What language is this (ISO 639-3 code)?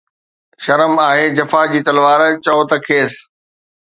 snd